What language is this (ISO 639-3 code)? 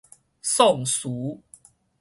nan